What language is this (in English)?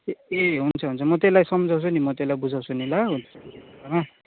Nepali